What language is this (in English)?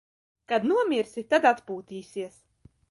Latvian